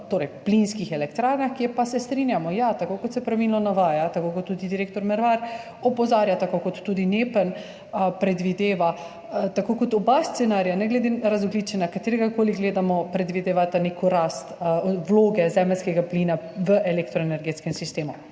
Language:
Slovenian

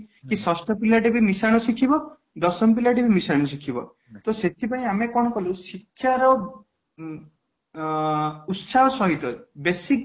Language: Odia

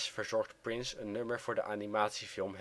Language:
Dutch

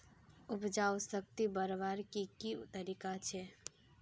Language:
Magahi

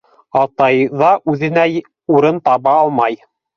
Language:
Bashkir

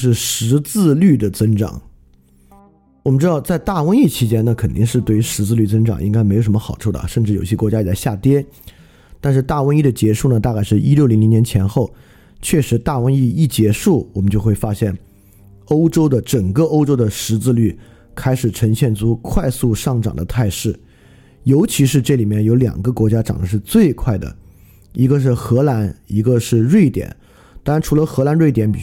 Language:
Chinese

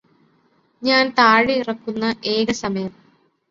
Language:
Malayalam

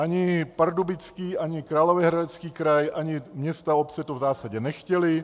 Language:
Czech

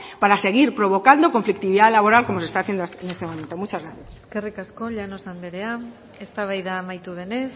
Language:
Spanish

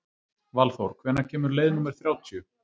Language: Icelandic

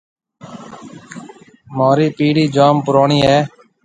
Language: Marwari (Pakistan)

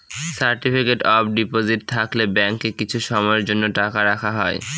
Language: Bangla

